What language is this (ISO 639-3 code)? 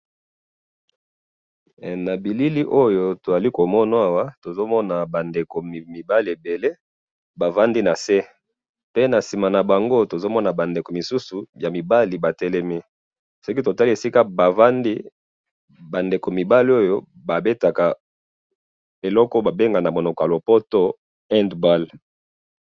lin